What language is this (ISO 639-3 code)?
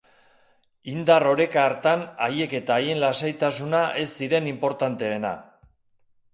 eus